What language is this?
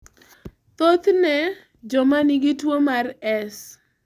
Luo (Kenya and Tanzania)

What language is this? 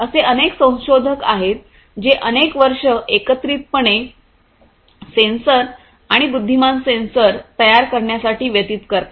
Marathi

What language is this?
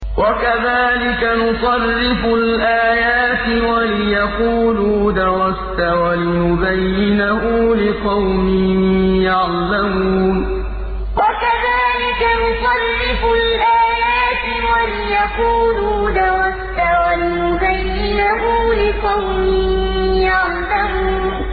Arabic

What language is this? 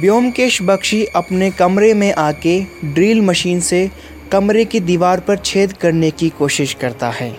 Hindi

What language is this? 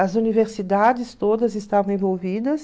Portuguese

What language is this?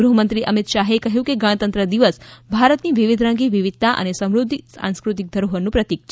Gujarati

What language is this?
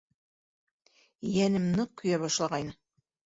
Bashkir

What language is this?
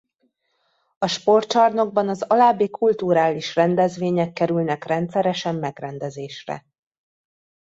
Hungarian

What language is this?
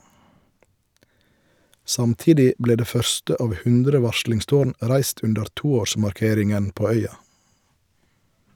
Norwegian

